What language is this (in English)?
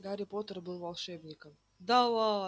Russian